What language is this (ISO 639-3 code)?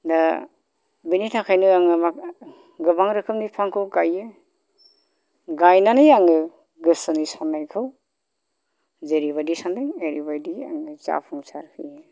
brx